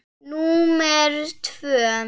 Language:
Icelandic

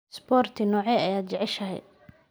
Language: Somali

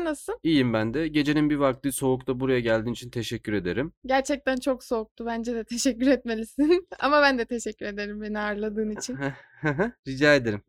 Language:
Turkish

